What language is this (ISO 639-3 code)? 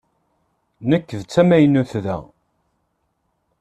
kab